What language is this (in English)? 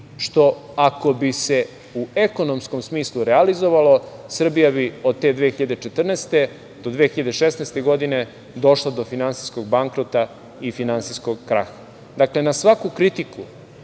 Serbian